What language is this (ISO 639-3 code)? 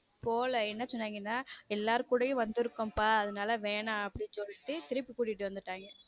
tam